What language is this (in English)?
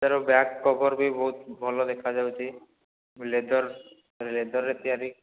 Odia